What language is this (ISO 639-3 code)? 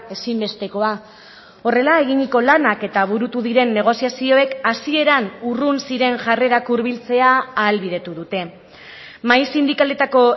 eus